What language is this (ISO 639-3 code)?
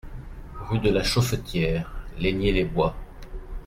fra